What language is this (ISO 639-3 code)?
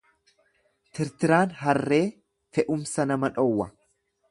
orm